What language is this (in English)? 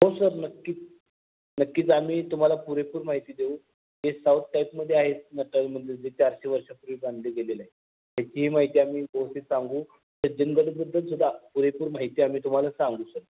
Marathi